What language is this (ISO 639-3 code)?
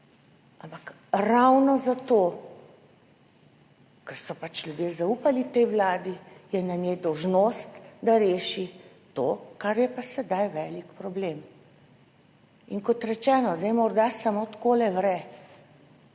slv